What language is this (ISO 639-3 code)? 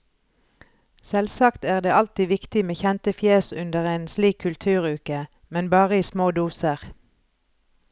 nor